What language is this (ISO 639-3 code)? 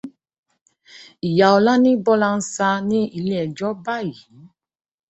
yor